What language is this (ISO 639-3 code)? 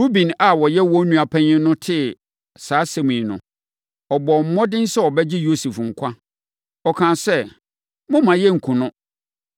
aka